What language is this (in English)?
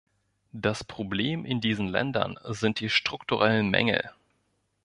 German